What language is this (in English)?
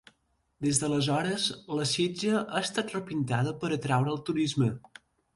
Catalan